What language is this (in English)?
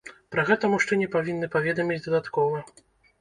Belarusian